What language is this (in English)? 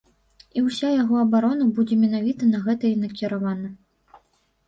Belarusian